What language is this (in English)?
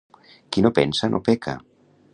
Catalan